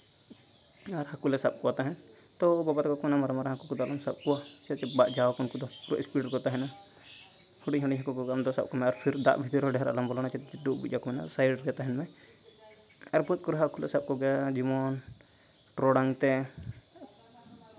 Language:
Santali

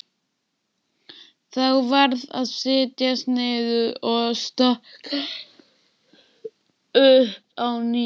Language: Icelandic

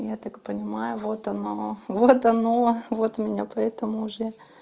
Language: Russian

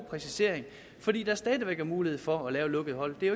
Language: Danish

